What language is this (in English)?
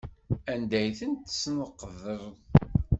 Kabyle